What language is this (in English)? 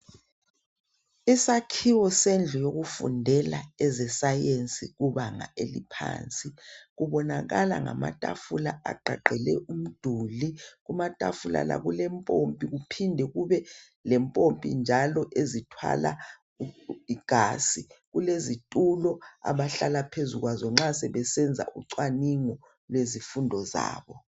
North Ndebele